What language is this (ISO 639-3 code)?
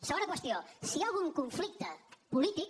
cat